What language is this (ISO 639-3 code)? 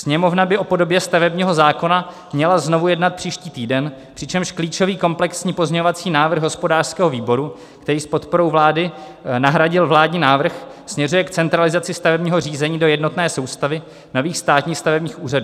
ces